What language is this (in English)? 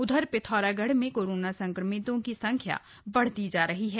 Hindi